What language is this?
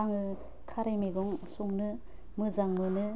Bodo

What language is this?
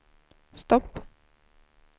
Swedish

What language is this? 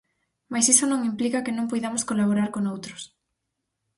Galician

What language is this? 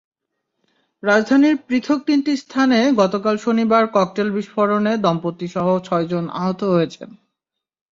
Bangla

